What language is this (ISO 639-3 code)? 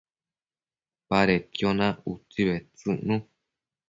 mcf